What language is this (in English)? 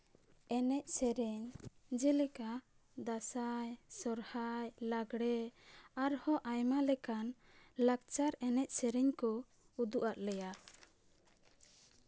Santali